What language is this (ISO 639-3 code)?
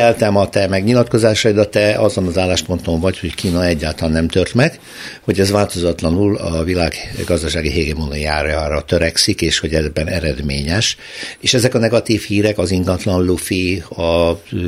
hun